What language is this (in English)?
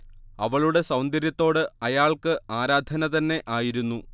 Malayalam